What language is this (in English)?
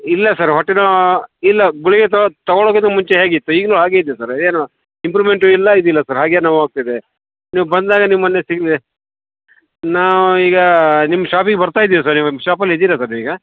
Kannada